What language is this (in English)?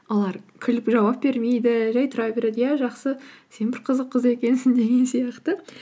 Kazakh